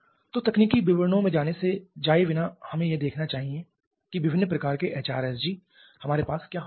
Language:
Hindi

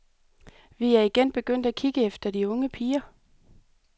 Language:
Danish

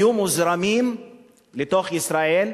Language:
Hebrew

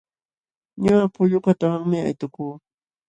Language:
Jauja Wanca Quechua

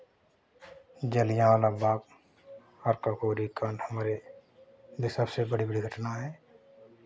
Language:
Hindi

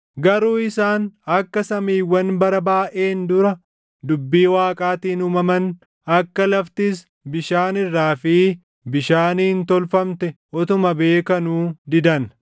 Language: Oromo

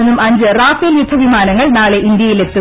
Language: Malayalam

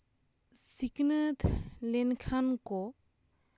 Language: Santali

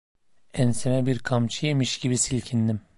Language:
Turkish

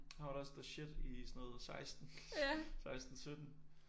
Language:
Danish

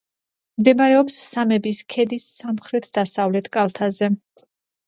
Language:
Georgian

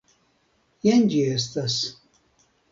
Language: Esperanto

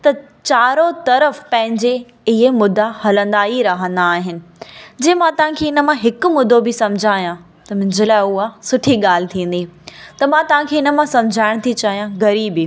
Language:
Sindhi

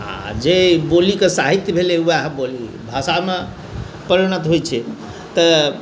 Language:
Maithili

